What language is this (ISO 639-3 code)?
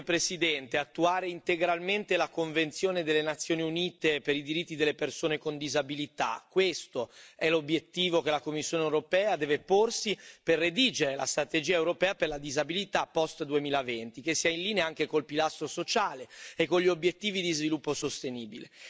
ita